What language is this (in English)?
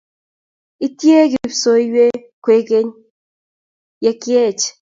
Kalenjin